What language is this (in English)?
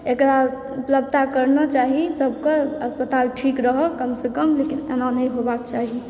Maithili